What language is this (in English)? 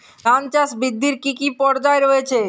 Bangla